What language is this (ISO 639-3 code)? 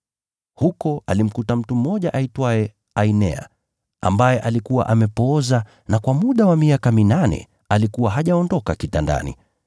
swa